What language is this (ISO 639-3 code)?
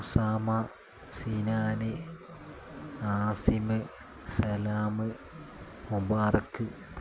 mal